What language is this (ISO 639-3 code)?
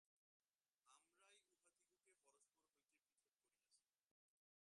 ben